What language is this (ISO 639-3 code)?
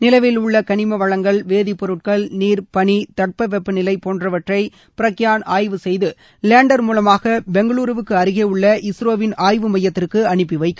tam